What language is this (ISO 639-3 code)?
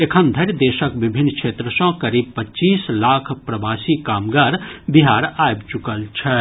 mai